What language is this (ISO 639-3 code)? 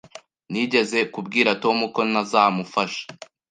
kin